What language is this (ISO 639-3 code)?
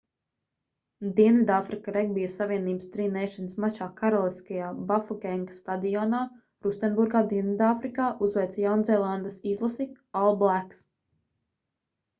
lav